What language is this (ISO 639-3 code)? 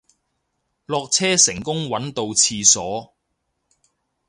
yue